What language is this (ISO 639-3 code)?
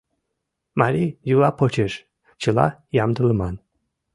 chm